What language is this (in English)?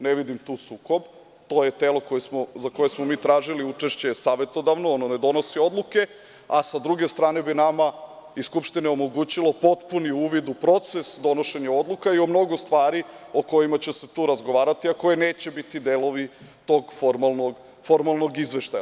Serbian